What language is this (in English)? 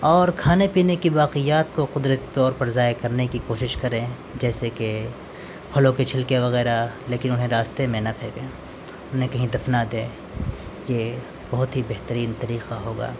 Urdu